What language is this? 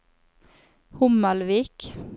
Norwegian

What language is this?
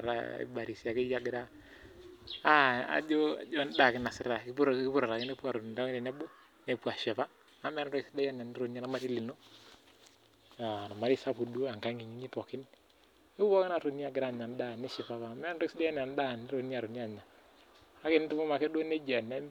Masai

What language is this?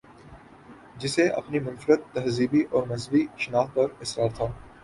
Urdu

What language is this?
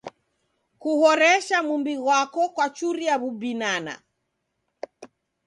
Taita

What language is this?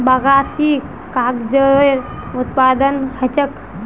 Magahi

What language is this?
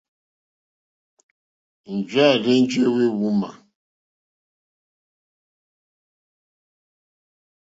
Mokpwe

